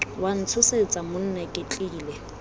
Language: Tswana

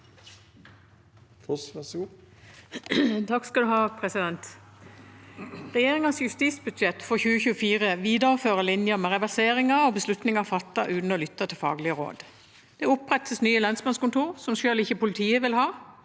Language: Norwegian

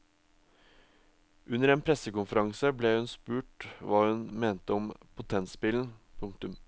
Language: Norwegian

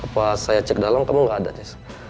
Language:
Indonesian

